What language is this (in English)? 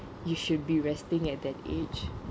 English